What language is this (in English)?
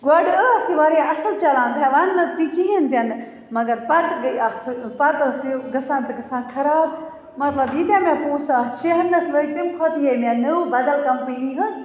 Kashmiri